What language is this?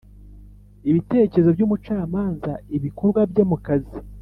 Kinyarwanda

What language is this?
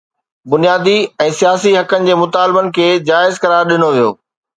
Sindhi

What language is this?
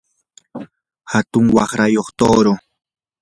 Yanahuanca Pasco Quechua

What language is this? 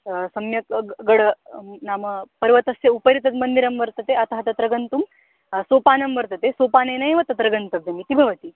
Sanskrit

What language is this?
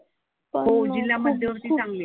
Marathi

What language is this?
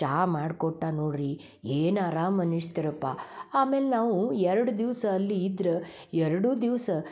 Kannada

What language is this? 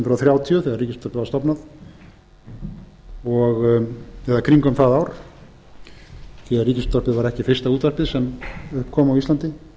Icelandic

